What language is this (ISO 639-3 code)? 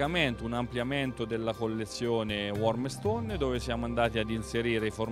ita